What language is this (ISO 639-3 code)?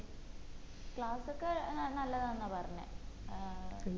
mal